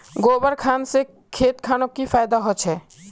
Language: Magahi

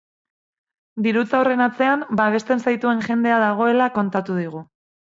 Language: Basque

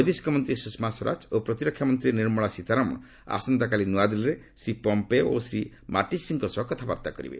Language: Odia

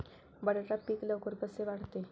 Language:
Marathi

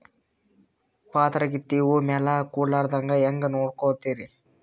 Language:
Kannada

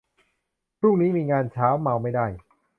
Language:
Thai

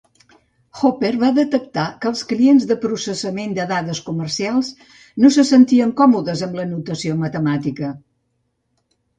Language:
Catalan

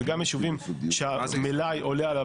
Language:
Hebrew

